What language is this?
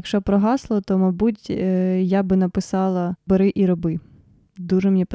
Ukrainian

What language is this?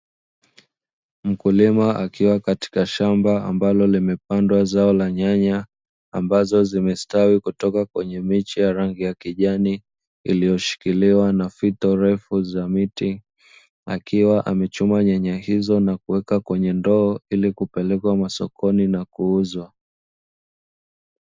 Swahili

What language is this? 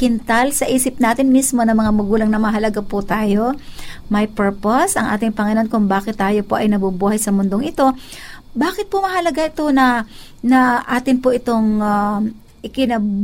Filipino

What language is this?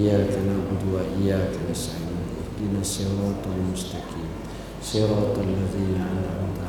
Malay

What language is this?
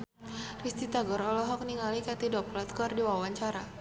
Sundanese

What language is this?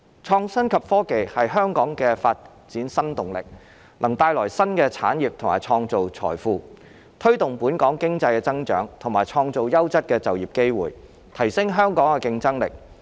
Cantonese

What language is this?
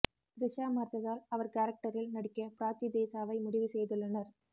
Tamil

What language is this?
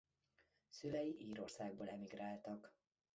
Hungarian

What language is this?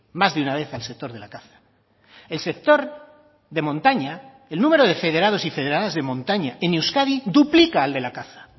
Spanish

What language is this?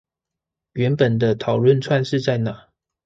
Chinese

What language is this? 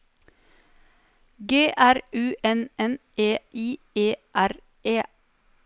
Norwegian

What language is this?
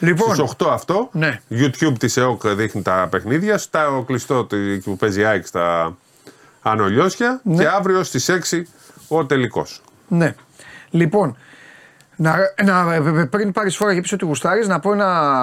Greek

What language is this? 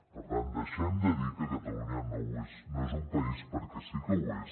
Catalan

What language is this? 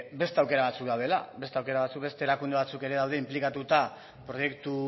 Basque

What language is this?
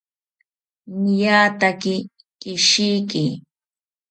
South Ucayali Ashéninka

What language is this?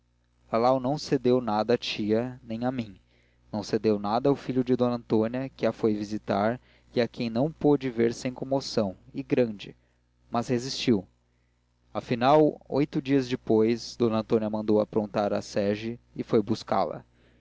Portuguese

